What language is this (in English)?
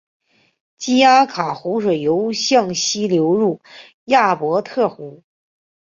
Chinese